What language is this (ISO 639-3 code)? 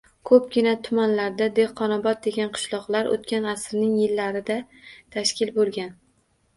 uzb